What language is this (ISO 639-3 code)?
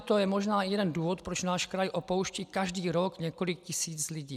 ces